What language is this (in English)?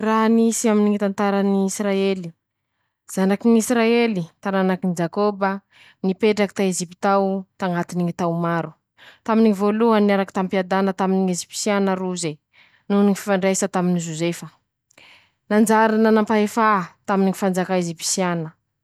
Masikoro Malagasy